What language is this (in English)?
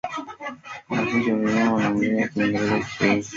Swahili